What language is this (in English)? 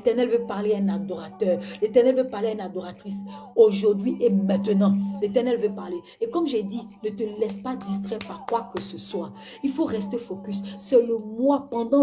French